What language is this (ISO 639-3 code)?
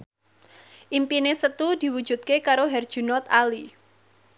jav